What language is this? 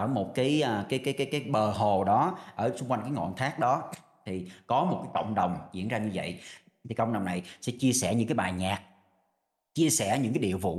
Vietnamese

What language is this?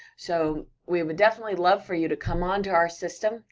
English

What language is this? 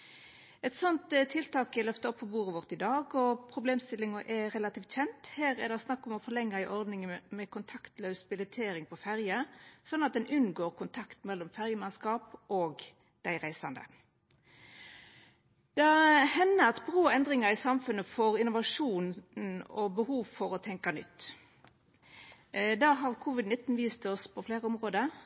Norwegian Nynorsk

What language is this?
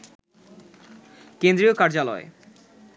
Bangla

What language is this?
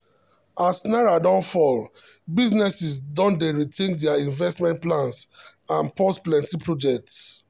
Nigerian Pidgin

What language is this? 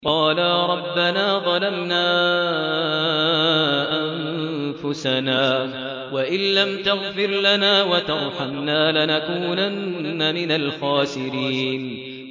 Arabic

